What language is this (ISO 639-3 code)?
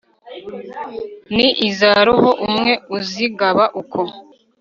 kin